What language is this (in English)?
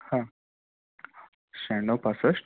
Marathi